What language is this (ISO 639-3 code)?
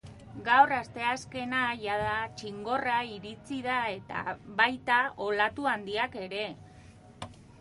eus